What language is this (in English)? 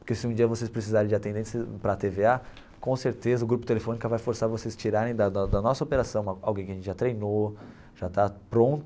Portuguese